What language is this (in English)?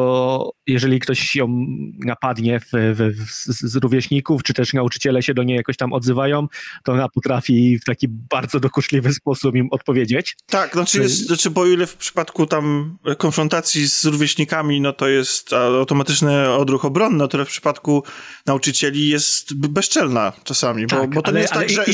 Polish